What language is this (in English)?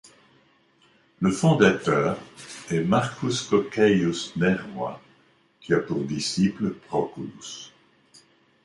French